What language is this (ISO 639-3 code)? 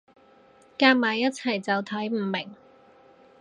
yue